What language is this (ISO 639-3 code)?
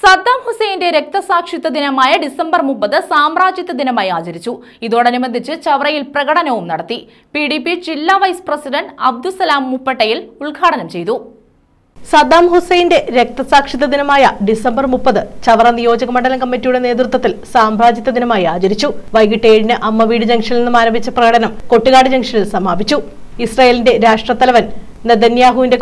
ara